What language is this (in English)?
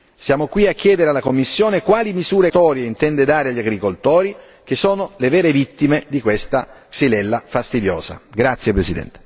Italian